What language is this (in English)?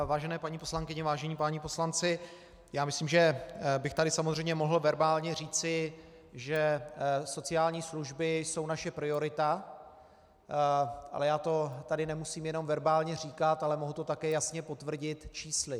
Czech